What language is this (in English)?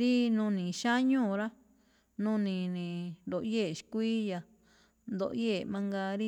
Malinaltepec Me'phaa